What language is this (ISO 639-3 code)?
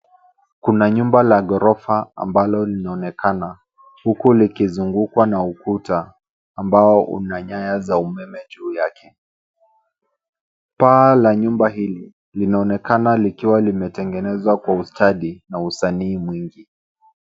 swa